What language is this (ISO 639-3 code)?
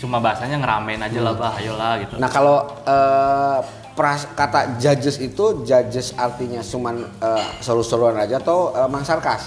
ind